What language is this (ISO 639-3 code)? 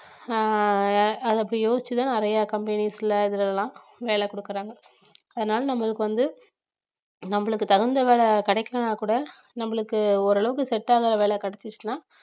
tam